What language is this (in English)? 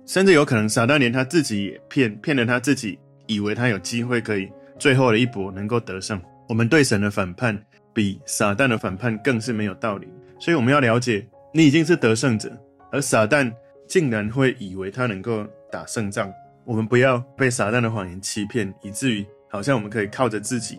Chinese